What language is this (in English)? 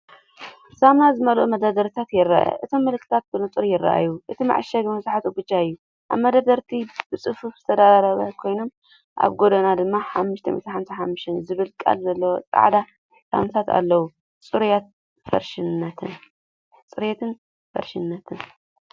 Tigrinya